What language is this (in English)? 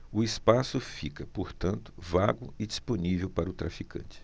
Portuguese